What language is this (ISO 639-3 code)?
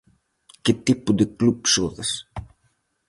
glg